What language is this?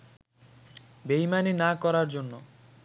Bangla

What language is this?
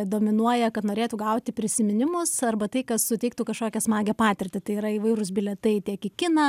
Lithuanian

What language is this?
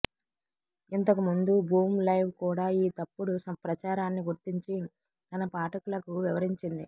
Telugu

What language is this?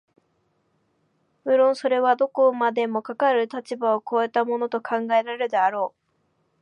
Japanese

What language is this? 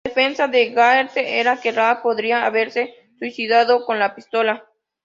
Spanish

